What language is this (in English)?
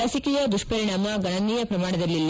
Kannada